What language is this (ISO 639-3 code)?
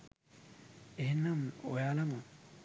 sin